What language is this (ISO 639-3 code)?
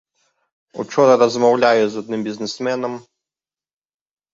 bel